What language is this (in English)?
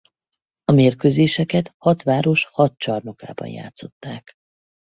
Hungarian